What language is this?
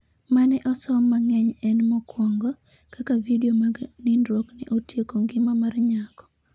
Luo (Kenya and Tanzania)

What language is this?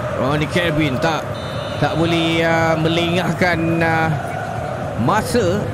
Malay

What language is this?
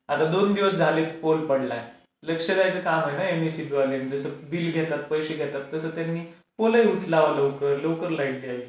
Marathi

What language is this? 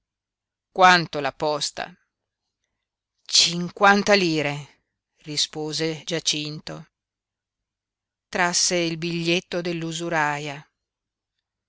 Italian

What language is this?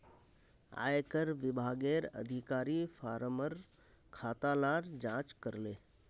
Magahi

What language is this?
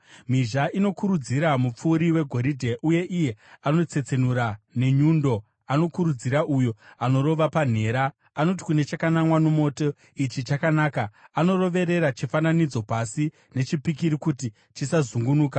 Shona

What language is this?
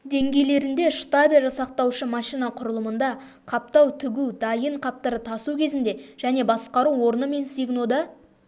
Kazakh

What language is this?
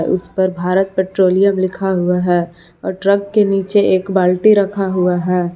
Hindi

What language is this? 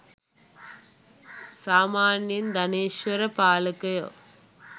Sinhala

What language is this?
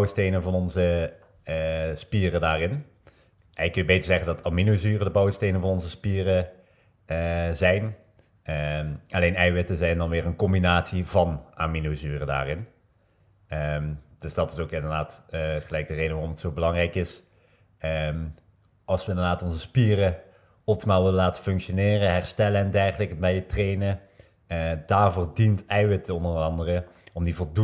Dutch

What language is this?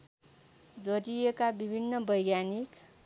Nepali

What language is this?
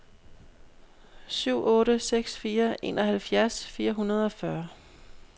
Danish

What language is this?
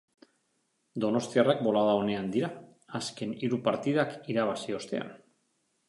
Basque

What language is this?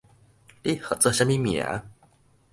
Min Nan Chinese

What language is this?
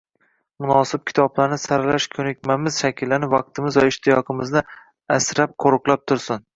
Uzbek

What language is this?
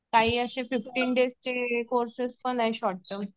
Marathi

